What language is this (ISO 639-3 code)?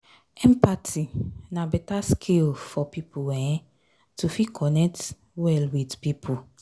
pcm